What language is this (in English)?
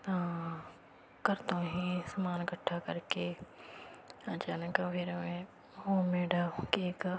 Punjabi